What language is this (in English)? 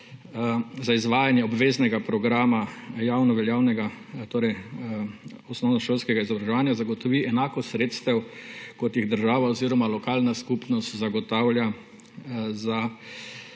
Slovenian